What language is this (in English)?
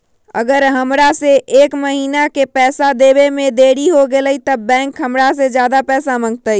Magahi